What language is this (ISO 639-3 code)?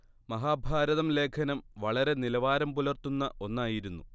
mal